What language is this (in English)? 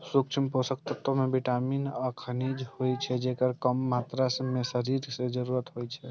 Maithili